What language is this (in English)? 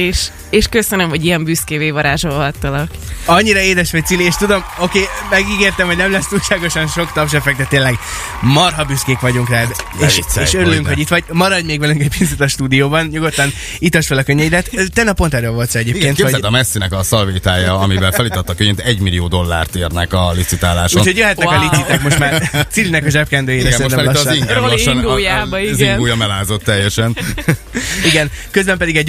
Hungarian